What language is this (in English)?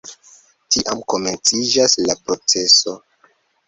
Esperanto